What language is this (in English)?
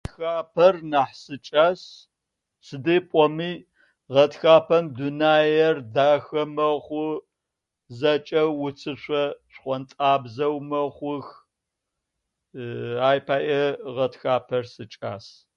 Adyghe